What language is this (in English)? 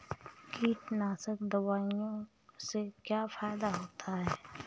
Hindi